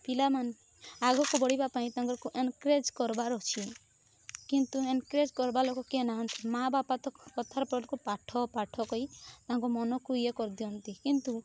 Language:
Odia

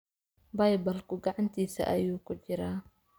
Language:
Somali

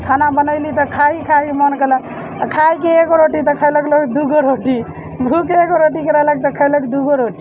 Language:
Maithili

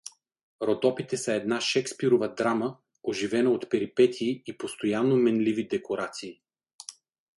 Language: Bulgarian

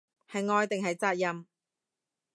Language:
Cantonese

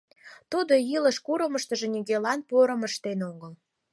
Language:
Mari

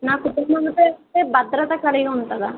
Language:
Telugu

